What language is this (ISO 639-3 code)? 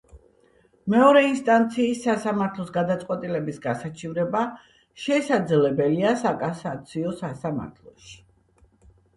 kat